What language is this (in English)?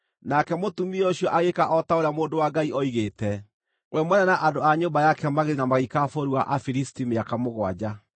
Kikuyu